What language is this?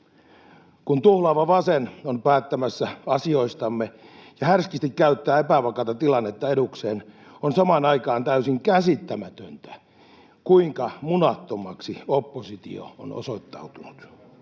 Finnish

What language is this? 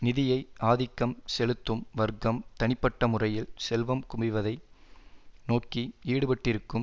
Tamil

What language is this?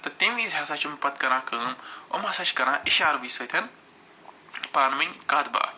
Kashmiri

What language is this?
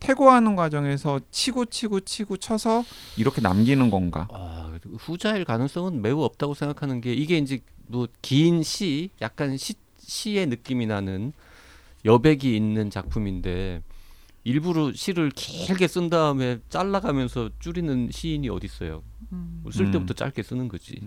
Korean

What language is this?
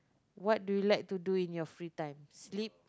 English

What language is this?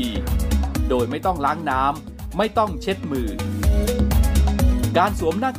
Thai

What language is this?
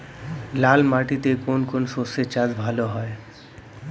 Bangla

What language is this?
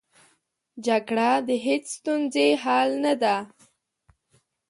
Pashto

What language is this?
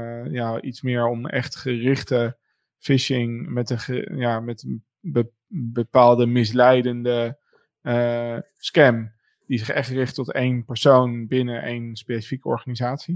Dutch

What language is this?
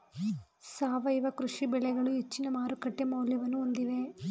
Kannada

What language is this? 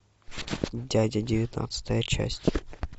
Russian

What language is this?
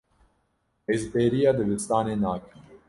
Kurdish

